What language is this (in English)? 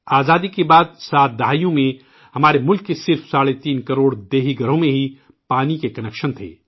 Urdu